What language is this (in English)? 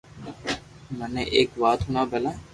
Loarki